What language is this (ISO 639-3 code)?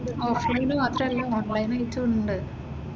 mal